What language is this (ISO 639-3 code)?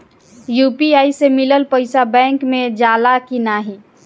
bho